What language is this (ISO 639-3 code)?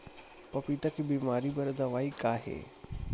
hne